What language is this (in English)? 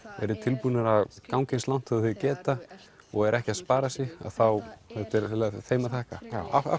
Icelandic